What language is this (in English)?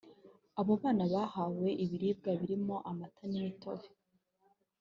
Kinyarwanda